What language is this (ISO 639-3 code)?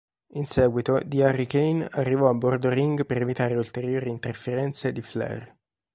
ita